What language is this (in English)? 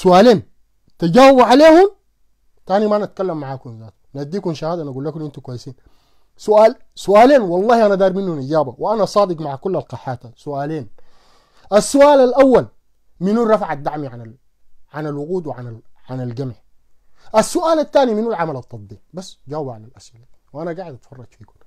Arabic